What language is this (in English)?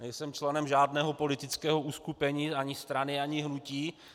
Czech